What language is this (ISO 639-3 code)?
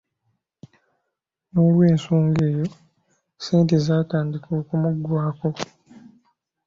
lug